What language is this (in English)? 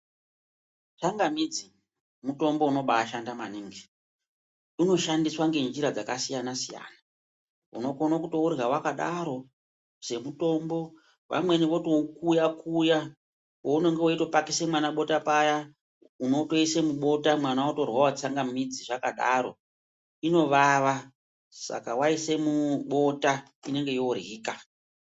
Ndau